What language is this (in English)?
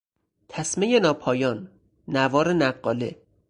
Persian